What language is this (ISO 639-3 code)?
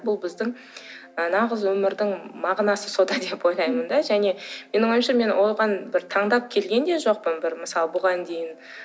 kaz